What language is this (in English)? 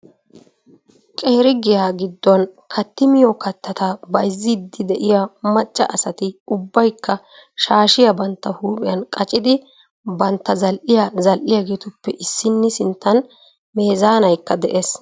Wolaytta